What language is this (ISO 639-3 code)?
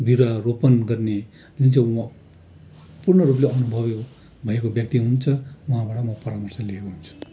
nep